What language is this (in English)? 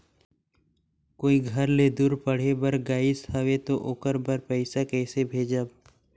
Chhattisgarhi